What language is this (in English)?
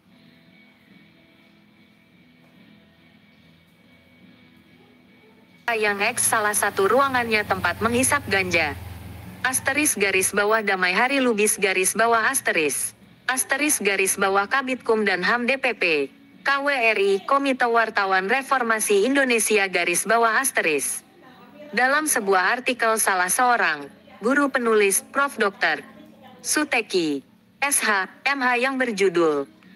Indonesian